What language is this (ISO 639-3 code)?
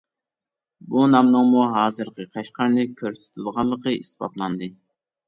uig